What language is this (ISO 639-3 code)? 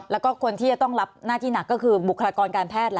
tha